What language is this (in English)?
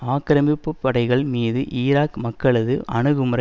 Tamil